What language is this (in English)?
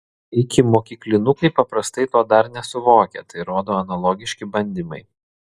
Lithuanian